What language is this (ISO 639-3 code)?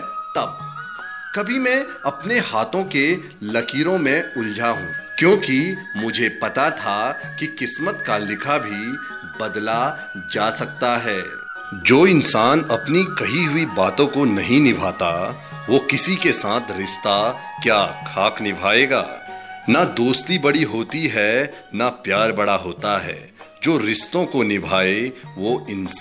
hin